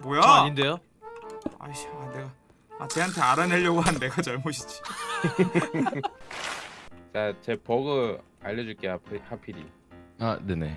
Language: Korean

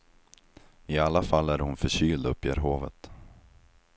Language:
Swedish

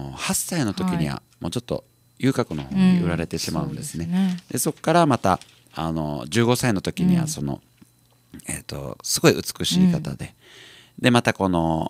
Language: Japanese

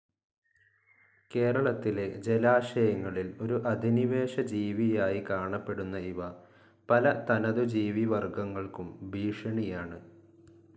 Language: Malayalam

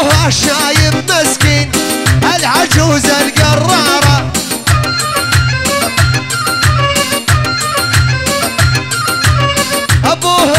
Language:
Arabic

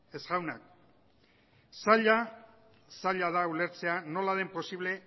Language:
Basque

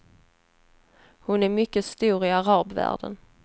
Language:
Swedish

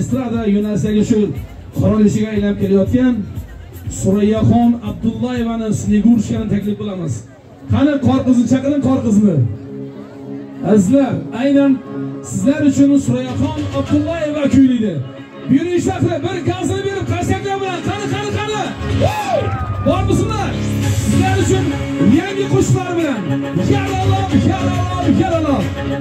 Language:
Turkish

